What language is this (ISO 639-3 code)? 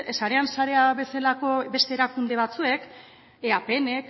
eus